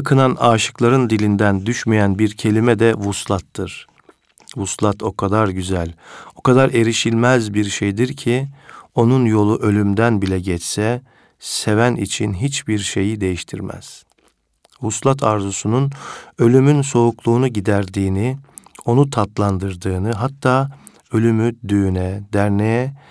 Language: Turkish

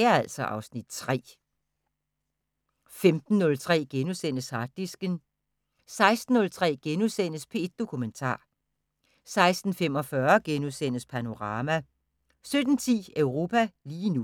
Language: Danish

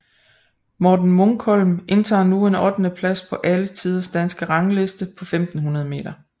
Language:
Danish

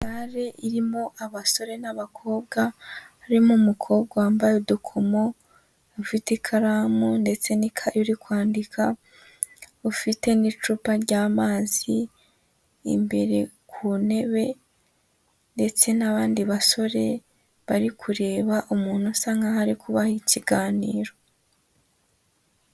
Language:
Kinyarwanda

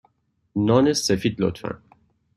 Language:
Persian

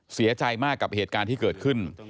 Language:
Thai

